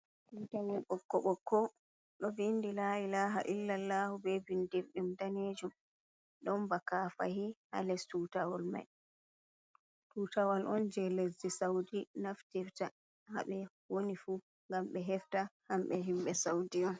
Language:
Fula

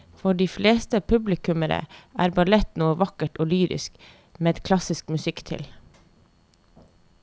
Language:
Norwegian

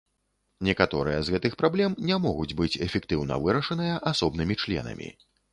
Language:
Belarusian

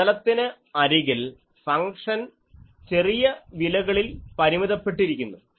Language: Malayalam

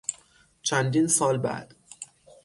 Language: Persian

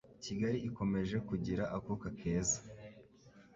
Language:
Kinyarwanda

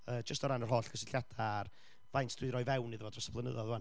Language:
Welsh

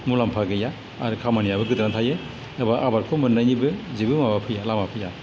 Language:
Bodo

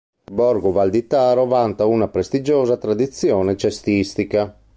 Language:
Italian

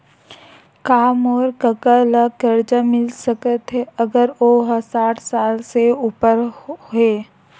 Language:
Chhattisgarhi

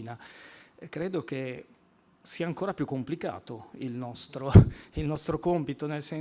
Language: Italian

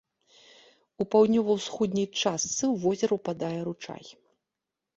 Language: Belarusian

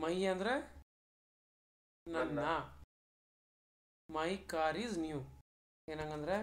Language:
Kannada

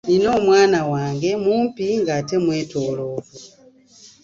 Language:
Ganda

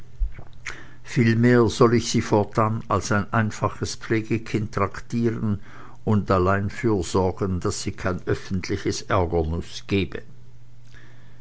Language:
German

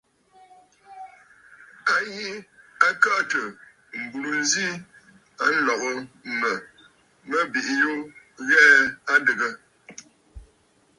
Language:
Bafut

